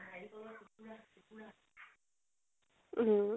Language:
Assamese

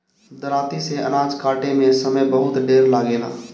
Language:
Bhojpuri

